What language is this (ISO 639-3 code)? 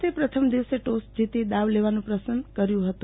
guj